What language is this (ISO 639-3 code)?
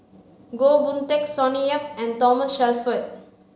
eng